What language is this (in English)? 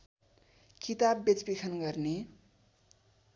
Nepali